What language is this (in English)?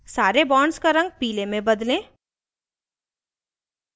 Hindi